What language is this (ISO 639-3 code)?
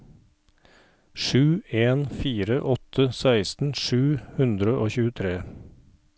nor